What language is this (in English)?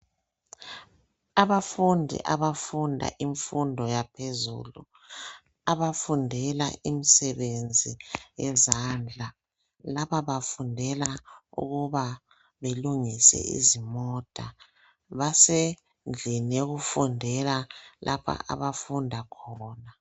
North Ndebele